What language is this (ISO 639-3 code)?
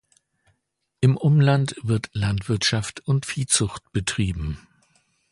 deu